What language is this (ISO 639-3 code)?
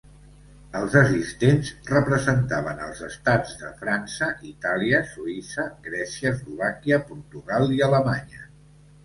cat